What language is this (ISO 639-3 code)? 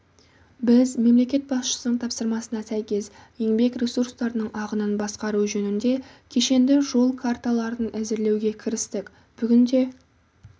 kaz